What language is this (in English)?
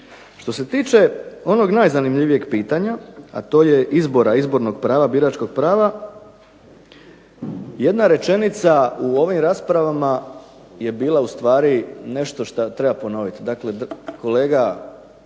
Croatian